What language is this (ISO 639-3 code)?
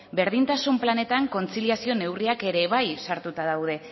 eus